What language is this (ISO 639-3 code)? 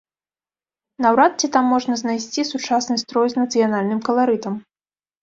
bel